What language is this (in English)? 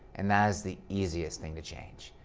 English